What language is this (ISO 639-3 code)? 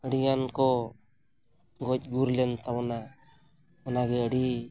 sat